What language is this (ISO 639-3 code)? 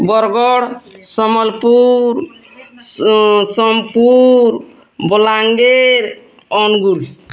ori